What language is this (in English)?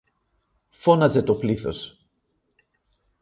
Greek